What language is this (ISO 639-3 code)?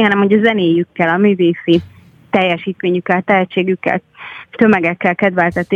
hun